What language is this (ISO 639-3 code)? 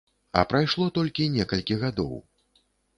bel